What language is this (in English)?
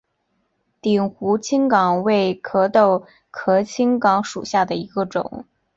Chinese